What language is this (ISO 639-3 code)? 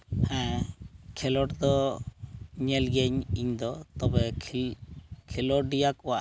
sat